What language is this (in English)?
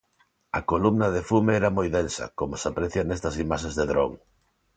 Galician